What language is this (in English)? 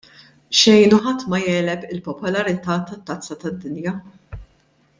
Maltese